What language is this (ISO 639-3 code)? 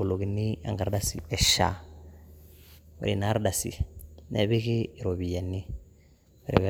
mas